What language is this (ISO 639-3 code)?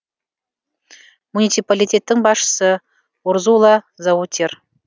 kaz